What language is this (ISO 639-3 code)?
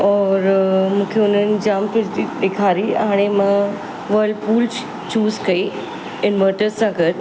snd